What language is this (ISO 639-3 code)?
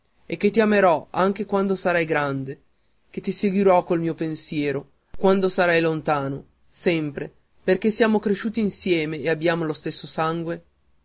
ita